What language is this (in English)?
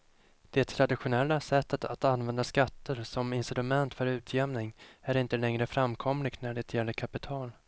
Swedish